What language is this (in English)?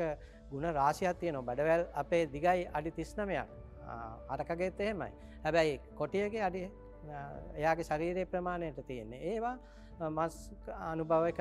Turkish